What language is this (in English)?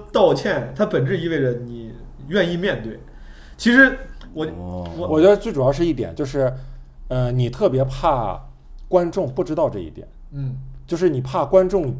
Chinese